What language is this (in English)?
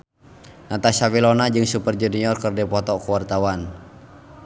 Sundanese